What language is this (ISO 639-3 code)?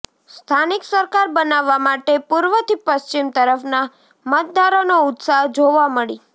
guj